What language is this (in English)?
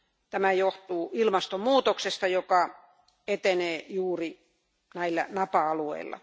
Finnish